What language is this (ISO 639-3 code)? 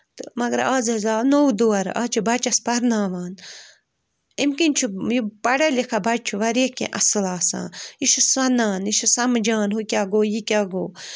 kas